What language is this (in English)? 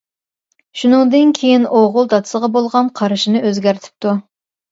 Uyghur